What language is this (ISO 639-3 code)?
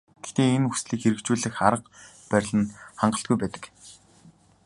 mon